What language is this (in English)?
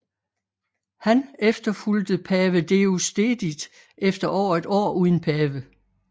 Danish